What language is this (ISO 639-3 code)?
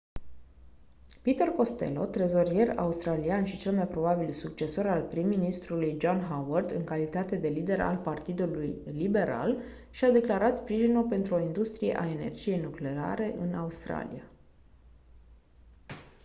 ron